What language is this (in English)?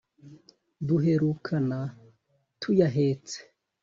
Kinyarwanda